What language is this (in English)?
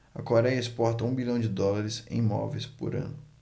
Portuguese